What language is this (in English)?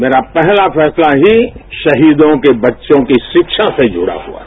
Hindi